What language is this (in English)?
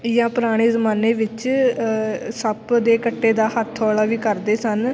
Punjabi